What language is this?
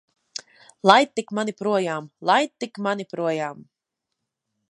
Latvian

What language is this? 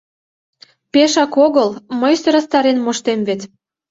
Mari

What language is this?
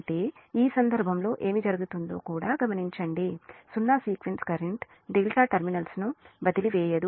Telugu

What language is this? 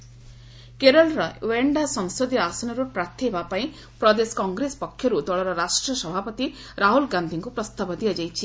Odia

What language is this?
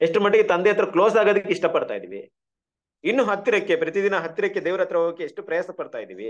Kannada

